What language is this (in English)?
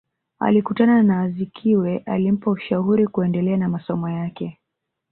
Swahili